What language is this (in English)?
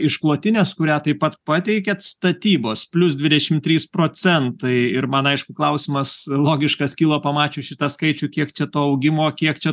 Lithuanian